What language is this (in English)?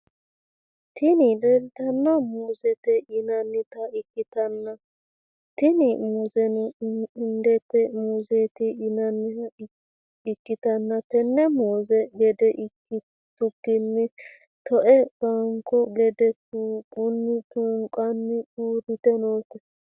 Sidamo